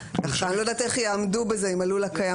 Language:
Hebrew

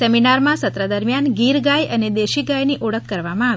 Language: Gujarati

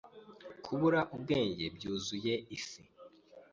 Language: Kinyarwanda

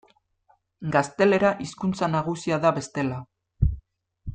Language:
Basque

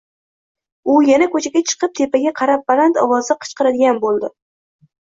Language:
Uzbek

